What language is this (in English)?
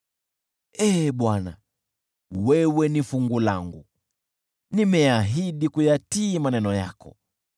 Swahili